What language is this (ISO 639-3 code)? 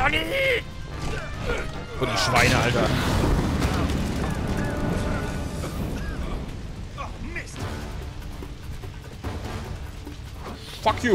deu